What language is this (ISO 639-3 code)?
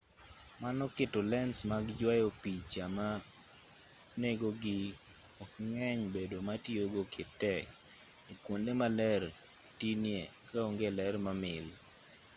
luo